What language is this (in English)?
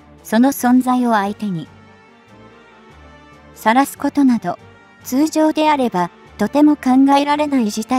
Japanese